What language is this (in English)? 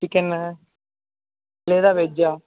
Telugu